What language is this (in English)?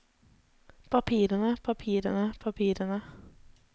Norwegian